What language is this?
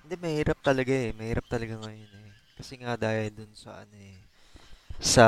Filipino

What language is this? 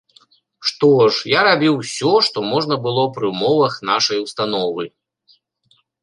Belarusian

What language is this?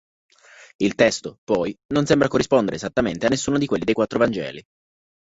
Italian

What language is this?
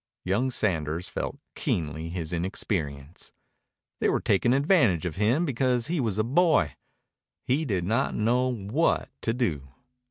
English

